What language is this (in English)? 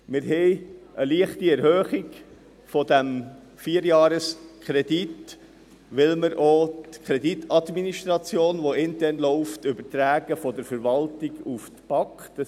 Swiss German